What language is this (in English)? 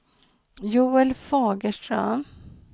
Swedish